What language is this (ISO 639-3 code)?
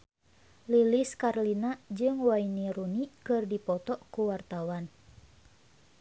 sun